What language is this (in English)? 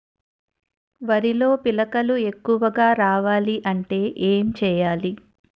Telugu